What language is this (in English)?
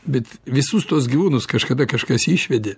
Lithuanian